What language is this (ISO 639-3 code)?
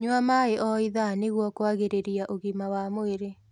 kik